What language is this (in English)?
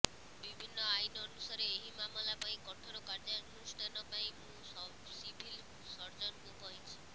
Odia